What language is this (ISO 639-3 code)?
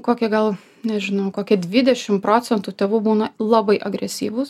lit